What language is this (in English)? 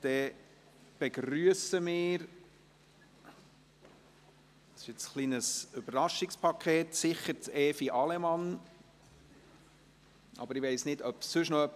Swiss German